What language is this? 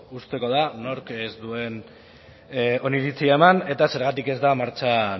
Basque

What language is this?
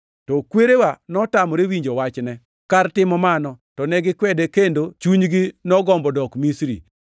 Luo (Kenya and Tanzania)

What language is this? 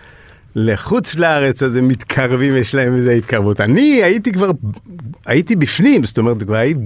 Hebrew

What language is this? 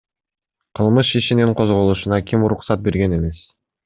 Kyrgyz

